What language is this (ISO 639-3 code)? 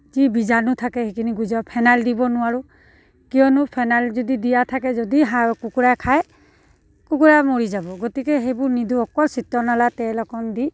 asm